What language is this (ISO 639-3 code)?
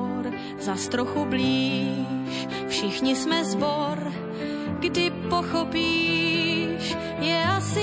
slk